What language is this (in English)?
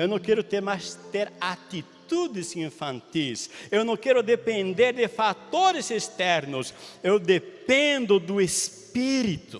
Portuguese